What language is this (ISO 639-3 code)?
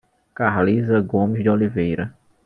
por